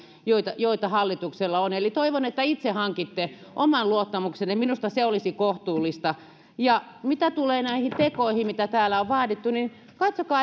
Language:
Finnish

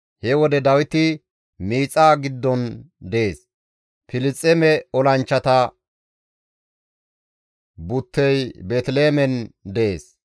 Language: Gamo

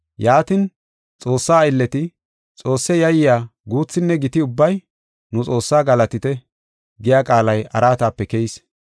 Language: Gofa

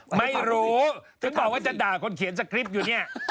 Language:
Thai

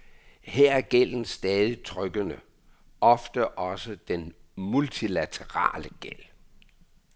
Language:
Danish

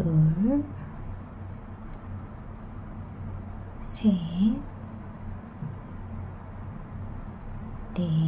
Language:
Korean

